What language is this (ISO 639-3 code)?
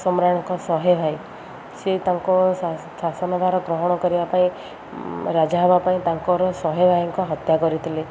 ori